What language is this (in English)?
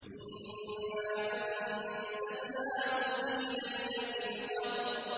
Arabic